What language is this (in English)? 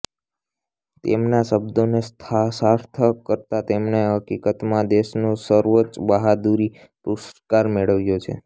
Gujarati